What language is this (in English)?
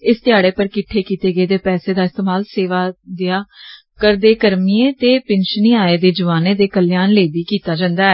Dogri